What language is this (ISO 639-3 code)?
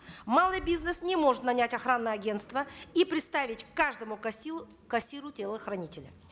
kaz